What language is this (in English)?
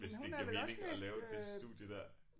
Danish